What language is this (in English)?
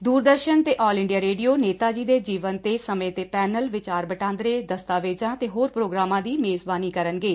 Punjabi